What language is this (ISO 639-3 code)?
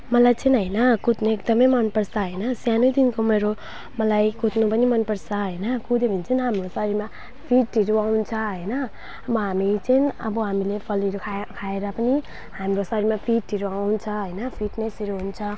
nep